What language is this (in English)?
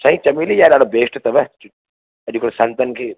Sindhi